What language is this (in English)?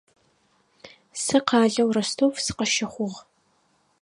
Adyghe